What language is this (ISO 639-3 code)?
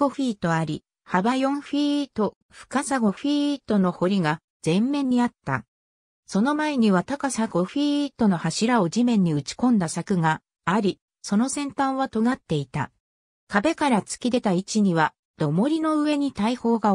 jpn